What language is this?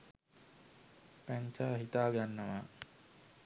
Sinhala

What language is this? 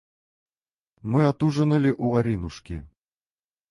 Russian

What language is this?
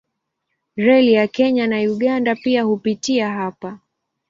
Swahili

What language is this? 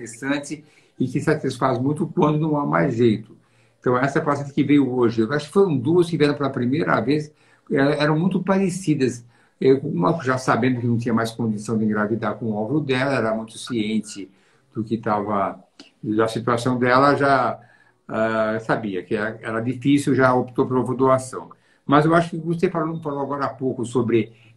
Portuguese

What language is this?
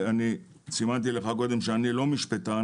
Hebrew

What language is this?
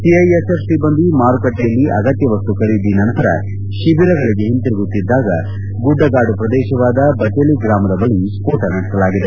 Kannada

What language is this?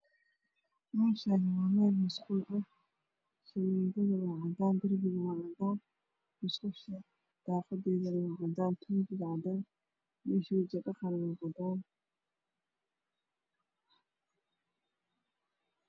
Somali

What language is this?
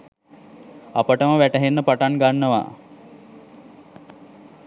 Sinhala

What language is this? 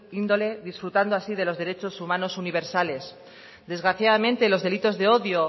Spanish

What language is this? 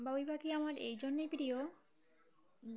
Bangla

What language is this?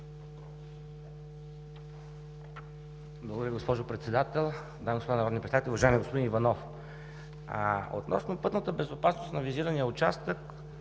Bulgarian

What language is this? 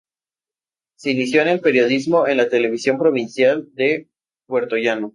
Spanish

